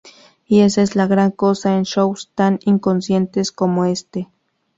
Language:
Spanish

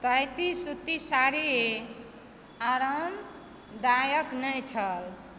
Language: Maithili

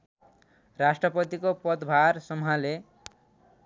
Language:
Nepali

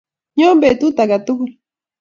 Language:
Kalenjin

